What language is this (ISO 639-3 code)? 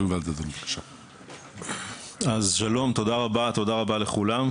heb